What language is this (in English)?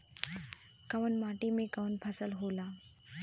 Bhojpuri